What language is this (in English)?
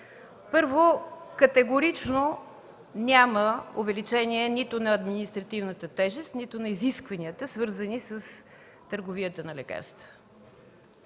Bulgarian